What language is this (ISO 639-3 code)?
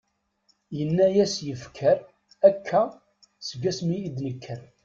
kab